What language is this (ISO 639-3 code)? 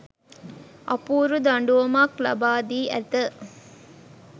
sin